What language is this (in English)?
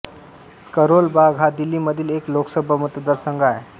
Marathi